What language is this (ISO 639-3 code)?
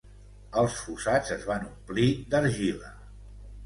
cat